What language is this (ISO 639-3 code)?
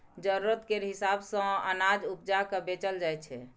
mai